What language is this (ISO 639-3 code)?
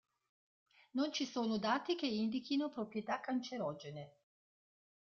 ita